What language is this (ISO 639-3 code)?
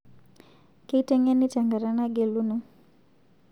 mas